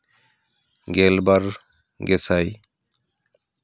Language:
Santali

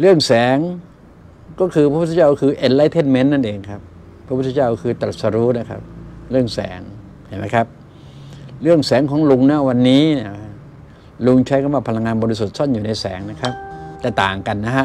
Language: Thai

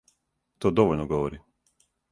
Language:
Serbian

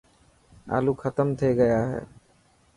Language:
Dhatki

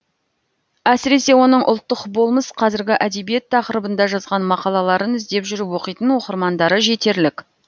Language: Kazakh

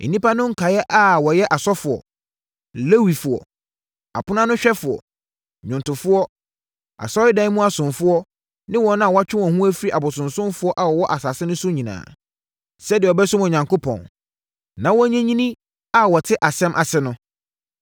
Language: Akan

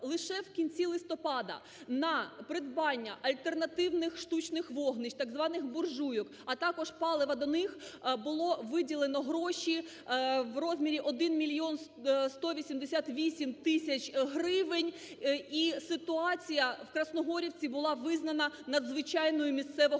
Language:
Ukrainian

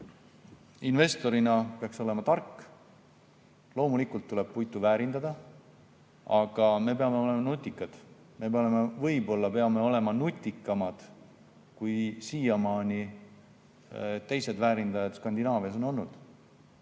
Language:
Estonian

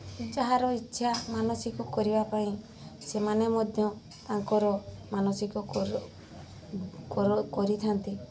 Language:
Odia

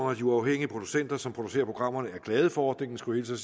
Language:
Danish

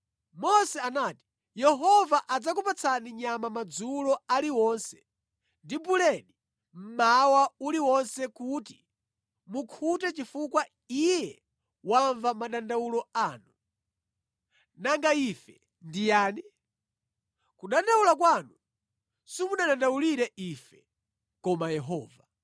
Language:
Nyanja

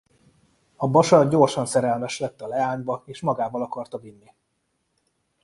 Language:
Hungarian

